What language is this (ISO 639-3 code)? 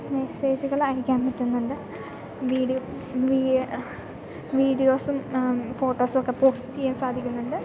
mal